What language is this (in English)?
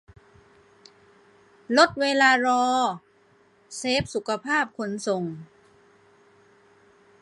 Thai